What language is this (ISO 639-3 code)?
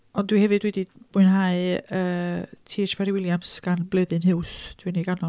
cym